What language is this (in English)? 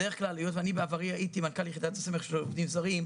Hebrew